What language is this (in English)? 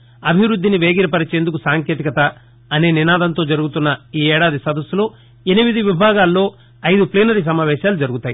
Telugu